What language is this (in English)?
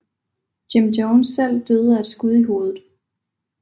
Danish